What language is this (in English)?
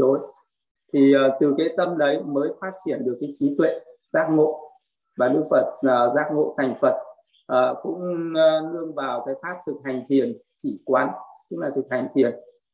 Vietnamese